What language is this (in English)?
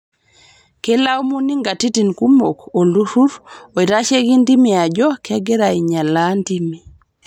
Masai